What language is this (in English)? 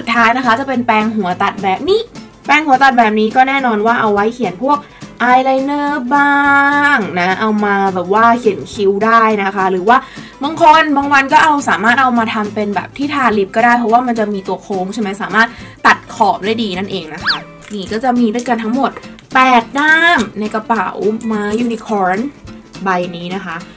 Thai